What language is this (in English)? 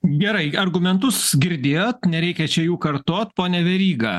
Lithuanian